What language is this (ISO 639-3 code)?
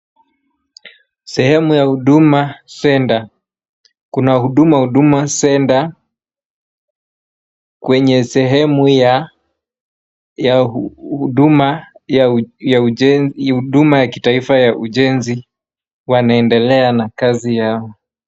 swa